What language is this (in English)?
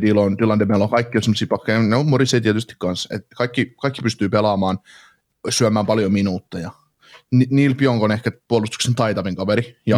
Finnish